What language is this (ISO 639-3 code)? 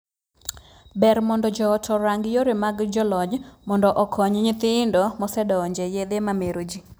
luo